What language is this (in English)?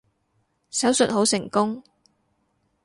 Cantonese